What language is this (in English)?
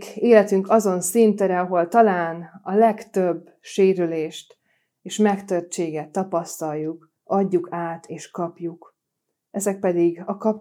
Hungarian